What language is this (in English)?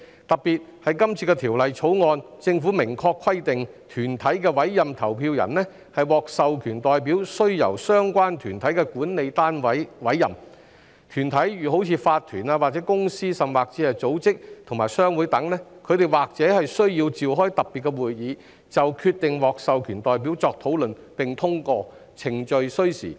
Cantonese